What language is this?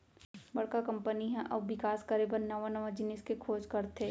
Chhattisgarhi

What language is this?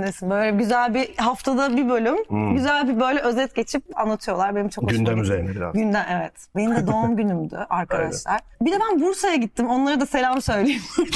Turkish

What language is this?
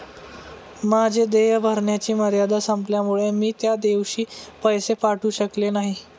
Marathi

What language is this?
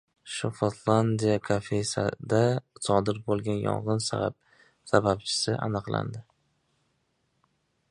Uzbek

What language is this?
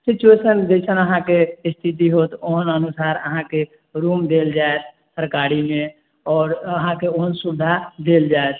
Maithili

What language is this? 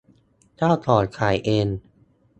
Thai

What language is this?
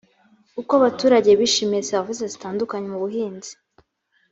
Kinyarwanda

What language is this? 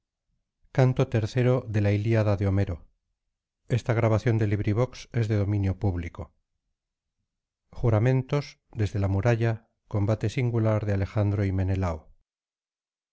Spanish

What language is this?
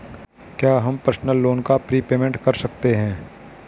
Hindi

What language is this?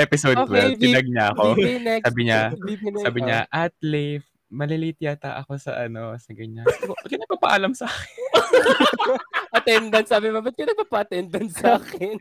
Filipino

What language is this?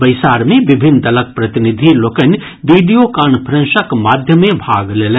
Maithili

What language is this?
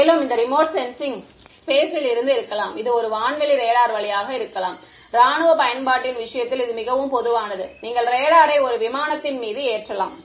Tamil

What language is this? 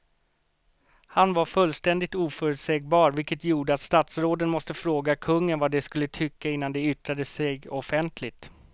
Swedish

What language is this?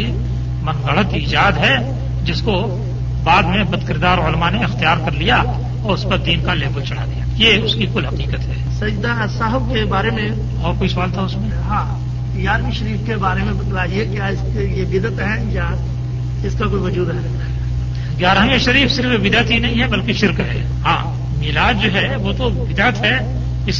Urdu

